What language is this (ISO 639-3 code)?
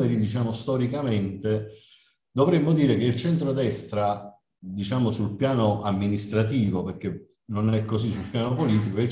ita